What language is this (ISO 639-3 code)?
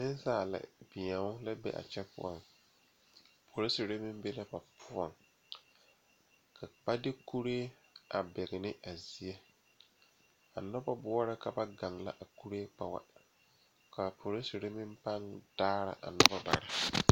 dga